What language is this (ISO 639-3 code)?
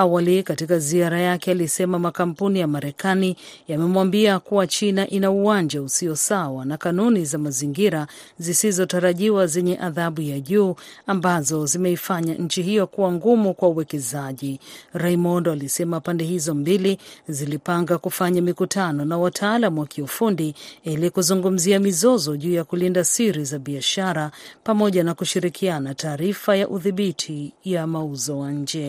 swa